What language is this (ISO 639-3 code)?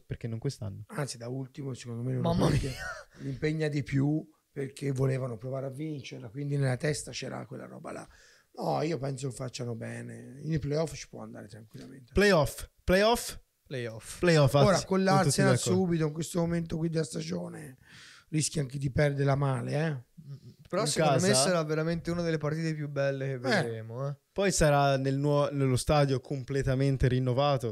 ita